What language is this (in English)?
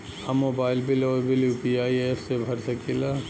Bhojpuri